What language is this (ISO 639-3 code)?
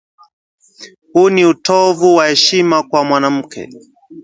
swa